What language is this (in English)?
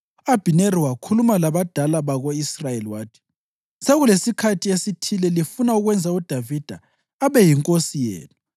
North Ndebele